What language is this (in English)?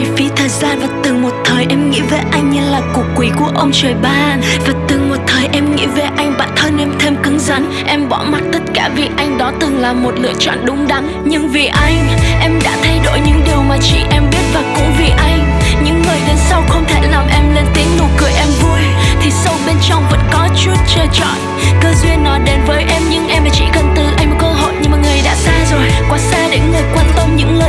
Vietnamese